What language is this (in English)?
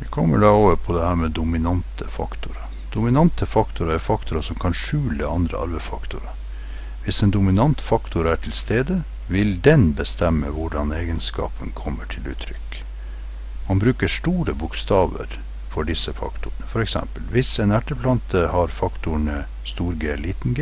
Norwegian